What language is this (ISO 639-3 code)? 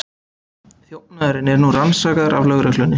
isl